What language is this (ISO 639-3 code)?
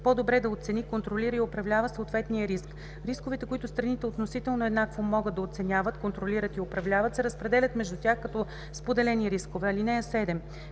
bul